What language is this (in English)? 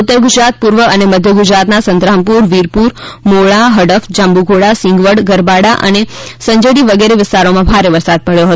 Gujarati